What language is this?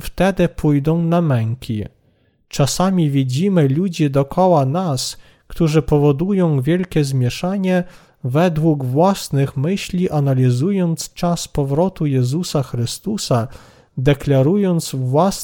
Polish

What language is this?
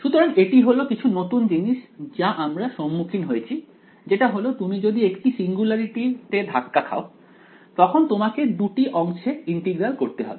Bangla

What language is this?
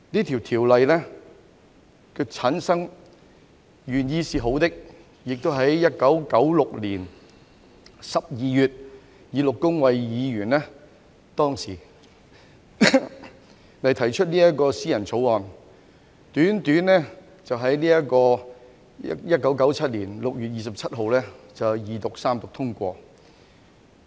Cantonese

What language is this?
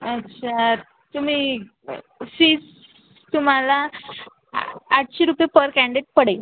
Marathi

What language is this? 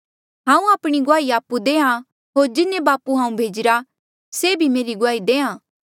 Mandeali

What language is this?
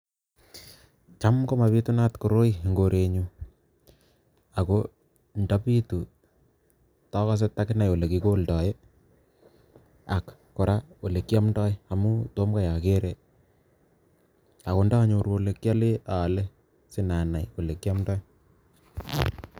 Kalenjin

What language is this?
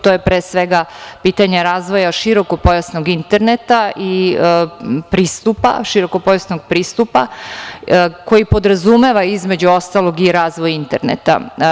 Serbian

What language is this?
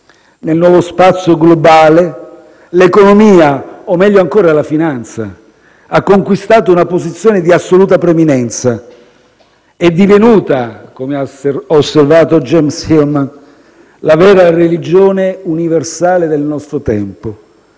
Italian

